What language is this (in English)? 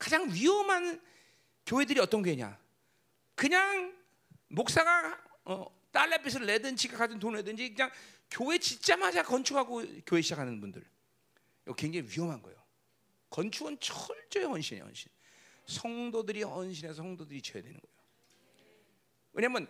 Korean